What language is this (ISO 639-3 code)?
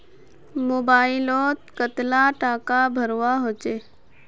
mag